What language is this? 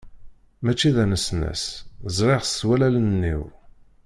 Kabyle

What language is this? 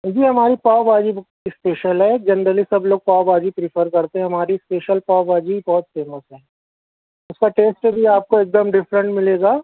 Urdu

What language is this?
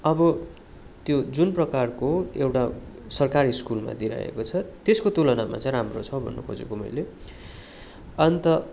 Nepali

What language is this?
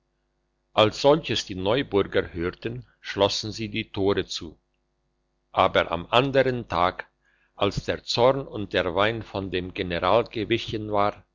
German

